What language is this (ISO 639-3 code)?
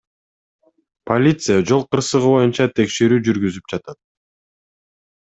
kir